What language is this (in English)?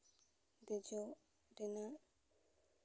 Santali